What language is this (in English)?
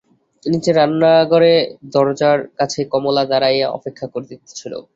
Bangla